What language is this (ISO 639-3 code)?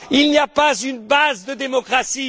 fra